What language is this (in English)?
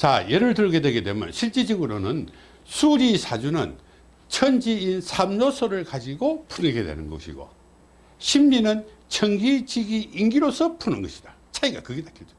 Korean